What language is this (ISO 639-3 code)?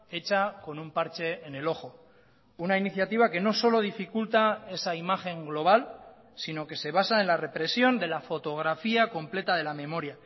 spa